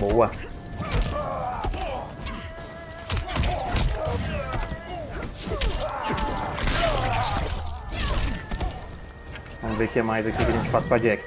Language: Portuguese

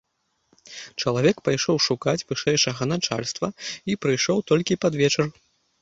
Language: Belarusian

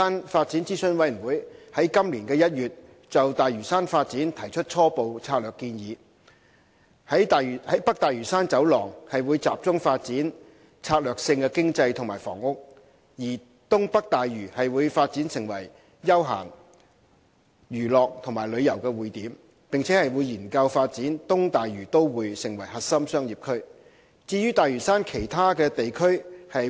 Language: Cantonese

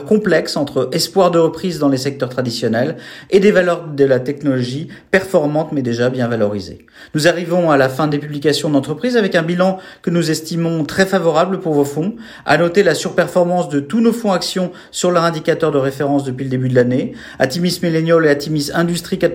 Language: French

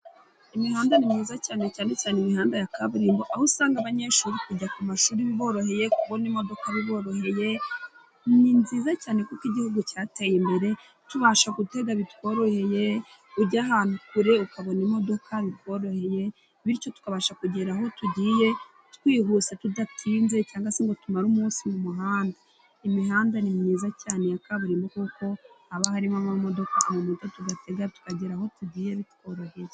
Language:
Kinyarwanda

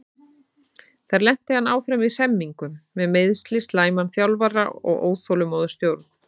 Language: Icelandic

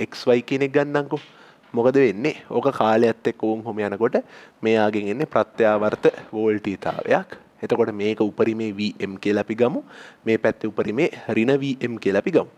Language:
Indonesian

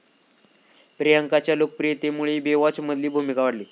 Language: Marathi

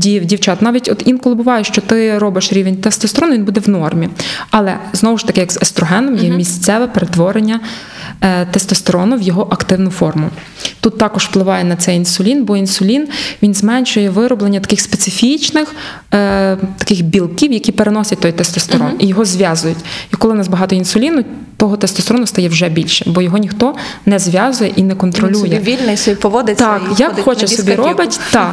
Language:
Ukrainian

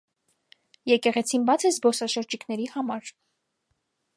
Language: Armenian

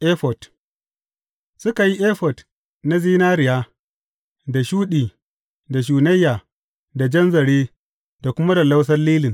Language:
Hausa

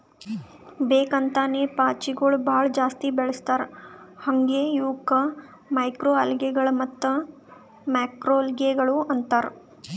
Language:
Kannada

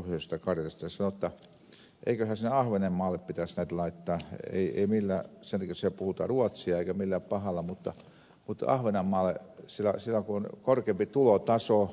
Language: Finnish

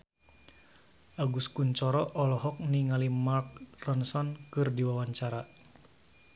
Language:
Sundanese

